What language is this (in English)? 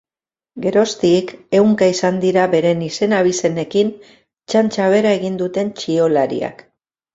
Basque